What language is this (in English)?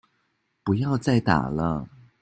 Chinese